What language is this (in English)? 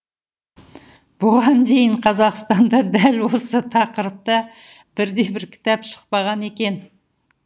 Kazakh